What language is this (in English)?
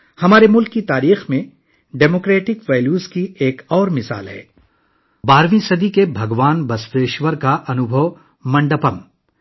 Urdu